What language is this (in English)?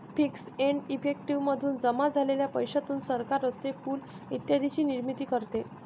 Marathi